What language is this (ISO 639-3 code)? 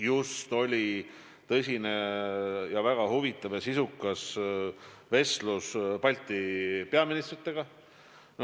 est